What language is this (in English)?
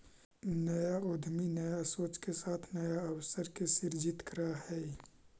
Magahi